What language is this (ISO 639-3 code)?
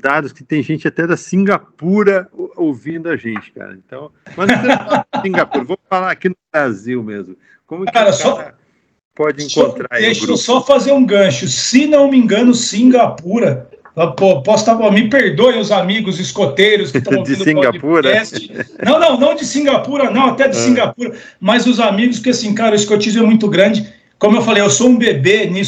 por